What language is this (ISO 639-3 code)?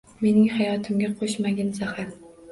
uzb